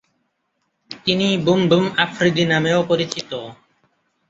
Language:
Bangla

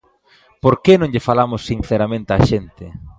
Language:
Galician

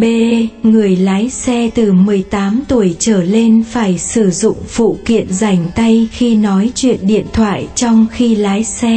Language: Vietnamese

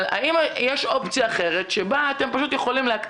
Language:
Hebrew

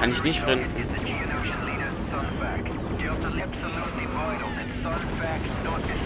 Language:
German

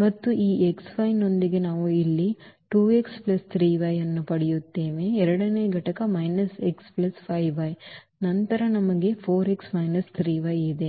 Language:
Kannada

